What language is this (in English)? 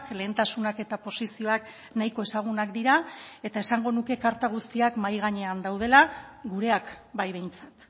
Basque